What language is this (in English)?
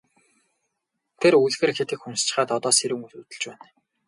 Mongolian